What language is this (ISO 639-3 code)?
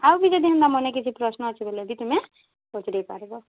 ori